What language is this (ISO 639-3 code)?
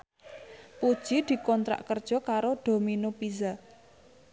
jav